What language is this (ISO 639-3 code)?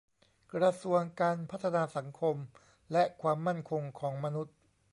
tha